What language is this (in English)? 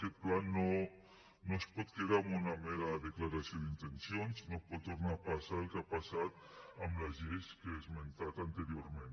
Catalan